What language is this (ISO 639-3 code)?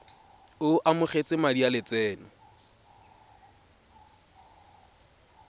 tsn